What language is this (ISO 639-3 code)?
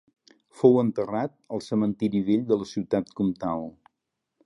cat